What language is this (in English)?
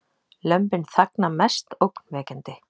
Icelandic